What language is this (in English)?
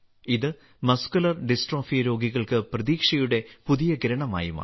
Malayalam